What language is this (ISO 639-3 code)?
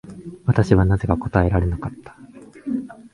jpn